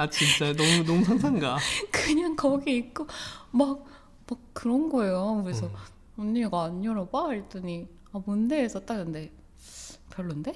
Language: Korean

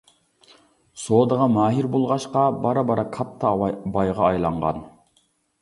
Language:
Uyghur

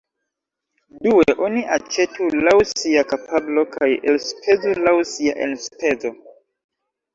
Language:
Esperanto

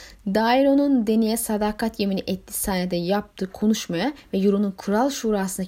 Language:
Turkish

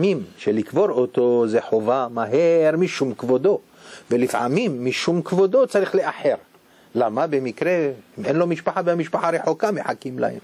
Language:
Hebrew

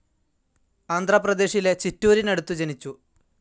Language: Malayalam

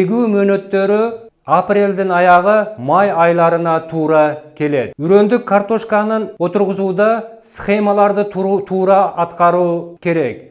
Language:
Turkish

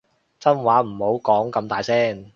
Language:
Cantonese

